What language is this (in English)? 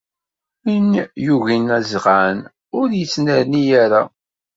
Kabyle